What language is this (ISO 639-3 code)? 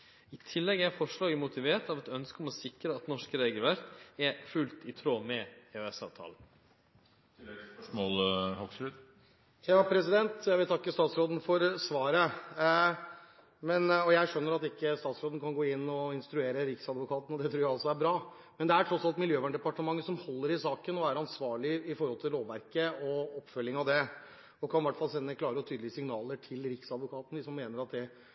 nor